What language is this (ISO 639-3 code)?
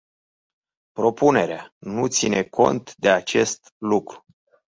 ron